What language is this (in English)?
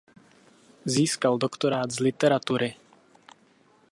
Czech